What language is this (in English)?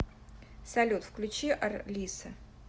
Russian